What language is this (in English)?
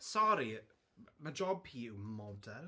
Welsh